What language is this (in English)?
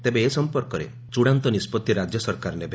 Odia